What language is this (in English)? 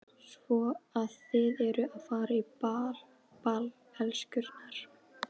Icelandic